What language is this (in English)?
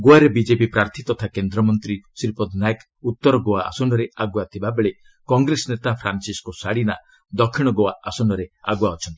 Odia